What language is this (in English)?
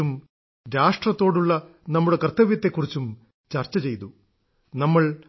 Malayalam